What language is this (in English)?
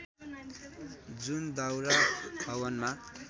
Nepali